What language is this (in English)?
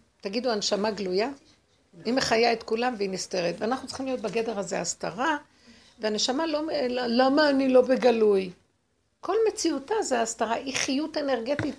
Hebrew